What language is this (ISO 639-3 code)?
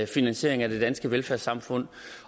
dan